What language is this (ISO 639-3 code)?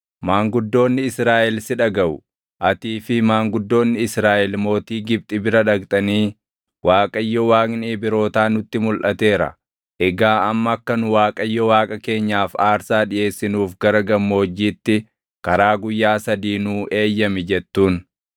orm